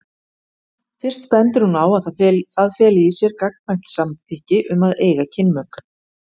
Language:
Icelandic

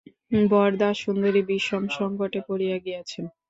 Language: Bangla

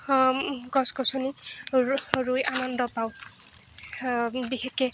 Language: Assamese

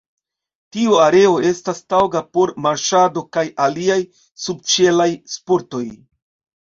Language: Esperanto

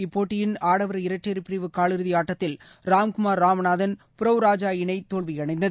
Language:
Tamil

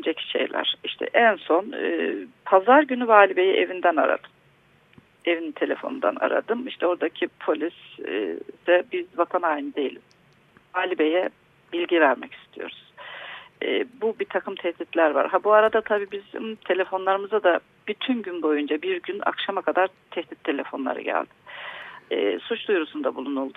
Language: Turkish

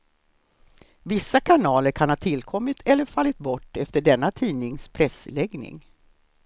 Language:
Swedish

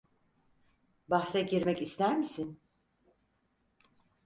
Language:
Turkish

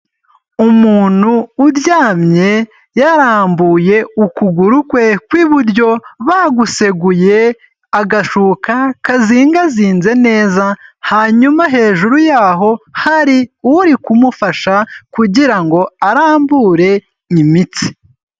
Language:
Kinyarwanda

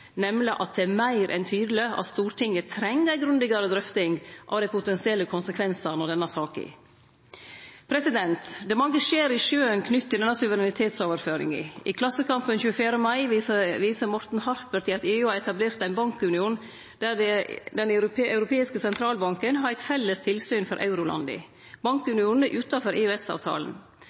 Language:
Norwegian Nynorsk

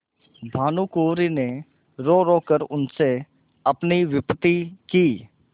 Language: Hindi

